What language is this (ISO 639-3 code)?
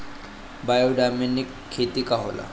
bho